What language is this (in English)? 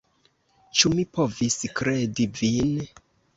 Esperanto